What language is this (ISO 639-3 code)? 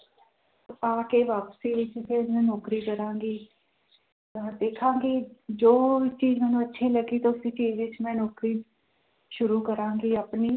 pan